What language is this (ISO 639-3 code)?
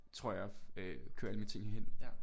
dan